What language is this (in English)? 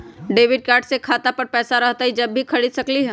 Magahi